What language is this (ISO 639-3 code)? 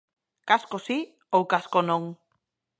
glg